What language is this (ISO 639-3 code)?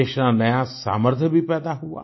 hin